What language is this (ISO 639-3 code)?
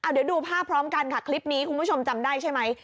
tha